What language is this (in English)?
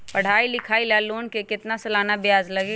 Magahi